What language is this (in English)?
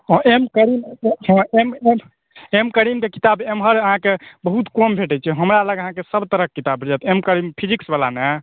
Maithili